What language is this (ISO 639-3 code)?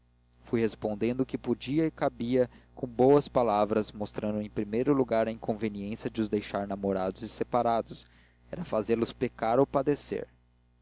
por